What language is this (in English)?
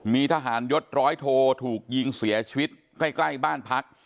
Thai